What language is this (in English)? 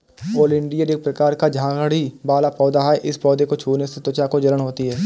Hindi